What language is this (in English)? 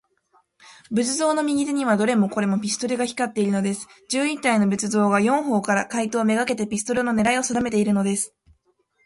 Japanese